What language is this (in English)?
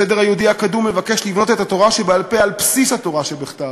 Hebrew